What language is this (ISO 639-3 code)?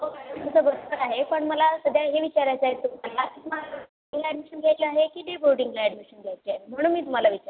mar